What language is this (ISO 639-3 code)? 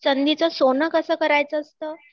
mar